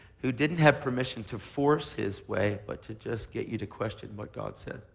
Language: English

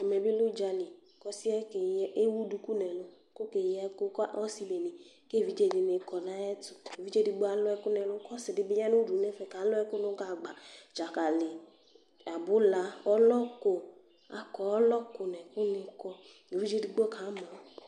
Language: Ikposo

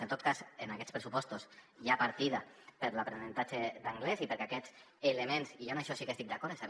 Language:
Catalan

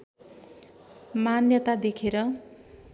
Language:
Nepali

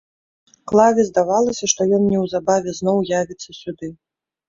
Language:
Belarusian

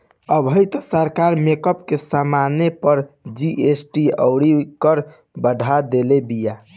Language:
Bhojpuri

